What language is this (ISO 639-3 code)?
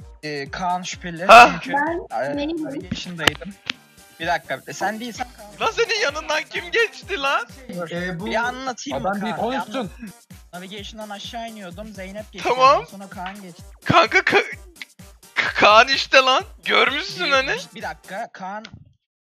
tur